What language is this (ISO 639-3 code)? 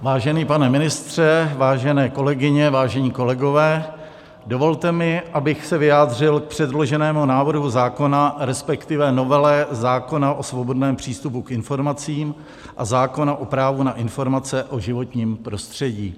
ces